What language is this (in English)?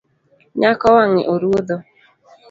Luo (Kenya and Tanzania)